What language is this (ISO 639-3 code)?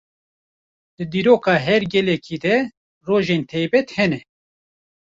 kur